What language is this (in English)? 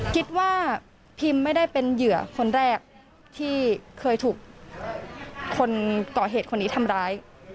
Thai